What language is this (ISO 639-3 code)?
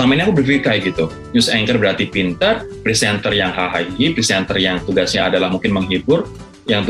ind